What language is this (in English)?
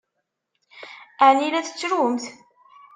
Kabyle